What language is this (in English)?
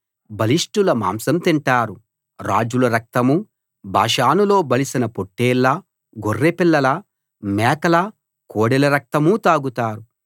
Telugu